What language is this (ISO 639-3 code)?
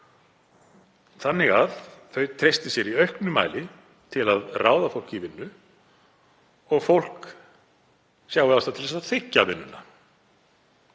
isl